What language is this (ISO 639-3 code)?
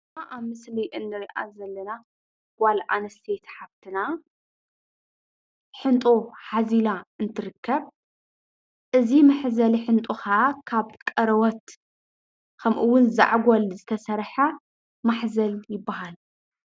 tir